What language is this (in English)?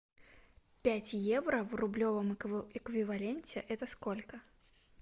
Russian